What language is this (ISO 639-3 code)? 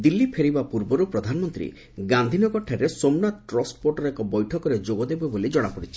ori